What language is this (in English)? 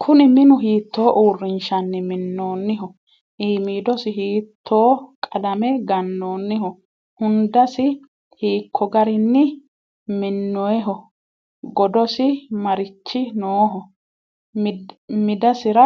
Sidamo